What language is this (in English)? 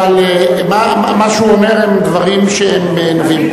Hebrew